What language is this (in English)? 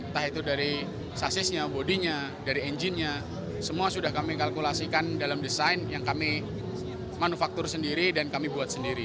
Indonesian